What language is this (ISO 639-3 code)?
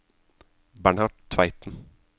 nor